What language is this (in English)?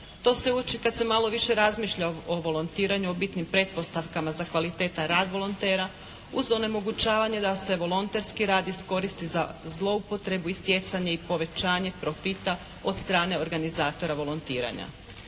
Croatian